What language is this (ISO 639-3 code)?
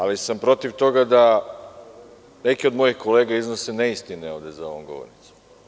srp